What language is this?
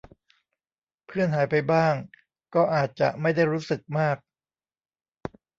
Thai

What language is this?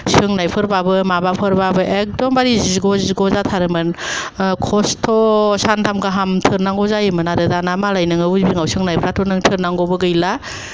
Bodo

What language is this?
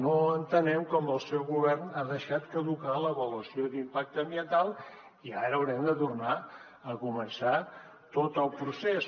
Catalan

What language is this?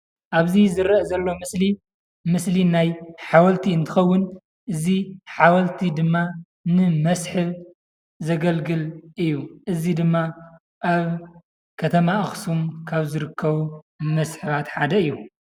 Tigrinya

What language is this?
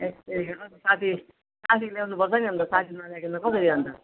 Nepali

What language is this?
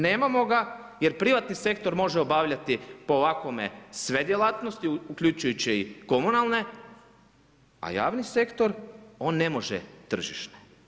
Croatian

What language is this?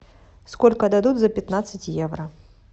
Russian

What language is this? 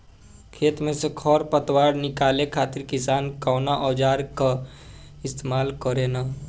Bhojpuri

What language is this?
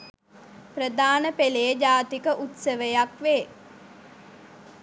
Sinhala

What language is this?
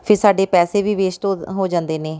Punjabi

